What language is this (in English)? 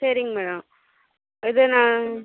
Tamil